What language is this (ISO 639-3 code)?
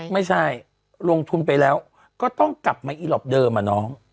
tha